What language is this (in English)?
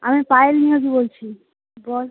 Bangla